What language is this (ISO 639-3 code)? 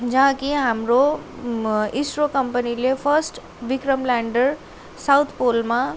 nep